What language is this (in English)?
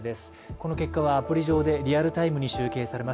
Japanese